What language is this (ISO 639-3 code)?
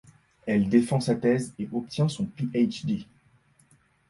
fra